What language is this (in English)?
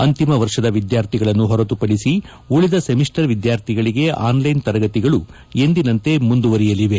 Kannada